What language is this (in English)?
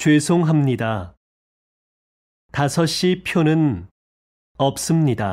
Korean